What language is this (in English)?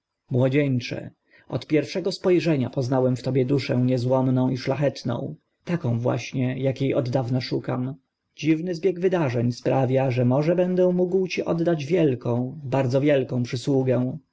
Polish